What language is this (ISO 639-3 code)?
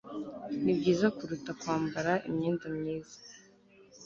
kin